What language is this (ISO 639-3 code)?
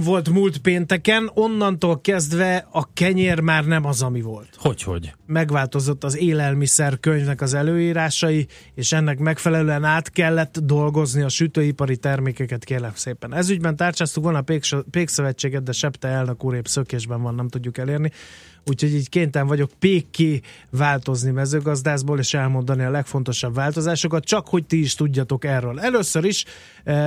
hun